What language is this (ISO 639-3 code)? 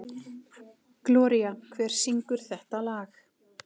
isl